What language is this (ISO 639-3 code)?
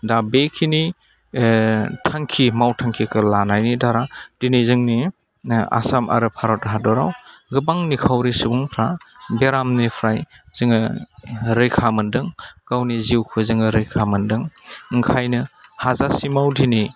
brx